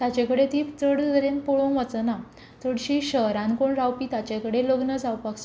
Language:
Konkani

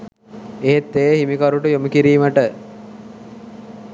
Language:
Sinhala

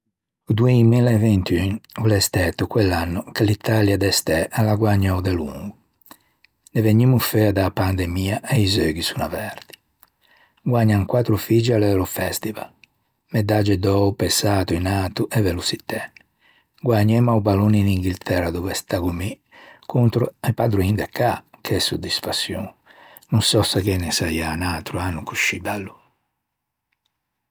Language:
Ligurian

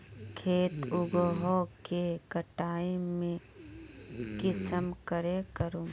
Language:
Magahi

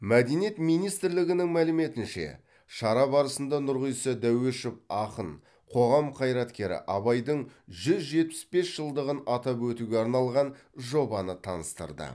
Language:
Kazakh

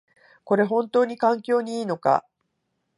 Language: Japanese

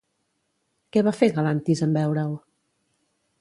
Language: Catalan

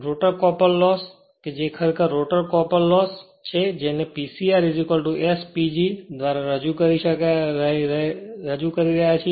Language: Gujarati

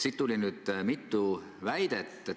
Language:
Estonian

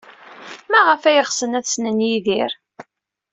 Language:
Kabyle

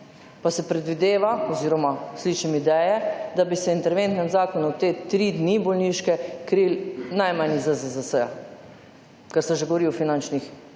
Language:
Slovenian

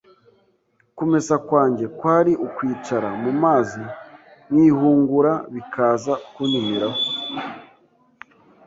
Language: Kinyarwanda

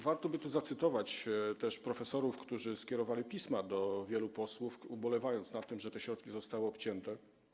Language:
Polish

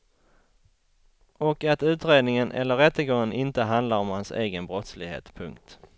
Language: Swedish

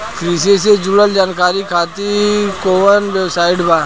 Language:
Bhojpuri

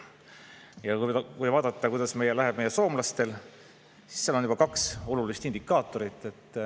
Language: Estonian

